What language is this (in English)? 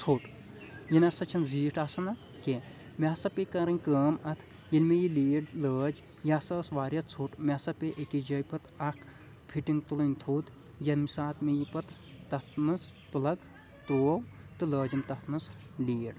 Kashmiri